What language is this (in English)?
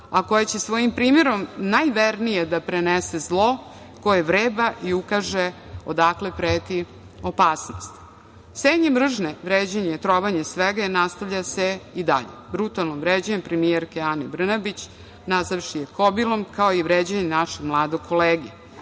Serbian